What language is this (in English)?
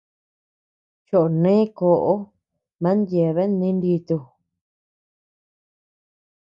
Tepeuxila Cuicatec